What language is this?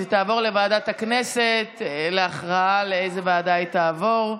Hebrew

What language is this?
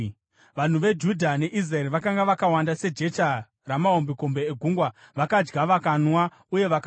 Shona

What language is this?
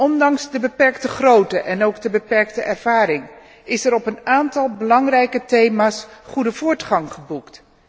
Dutch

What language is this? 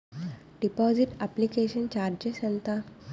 Telugu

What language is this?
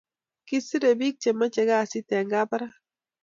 Kalenjin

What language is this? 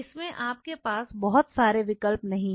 Hindi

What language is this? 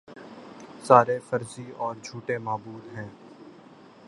Urdu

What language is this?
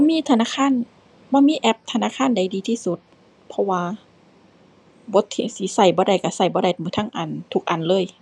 Thai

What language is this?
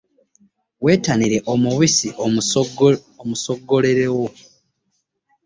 Ganda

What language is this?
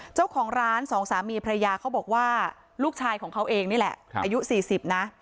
Thai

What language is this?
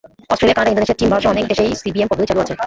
Bangla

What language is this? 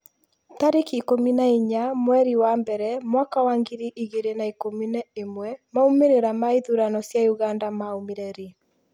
Kikuyu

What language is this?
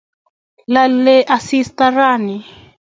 Kalenjin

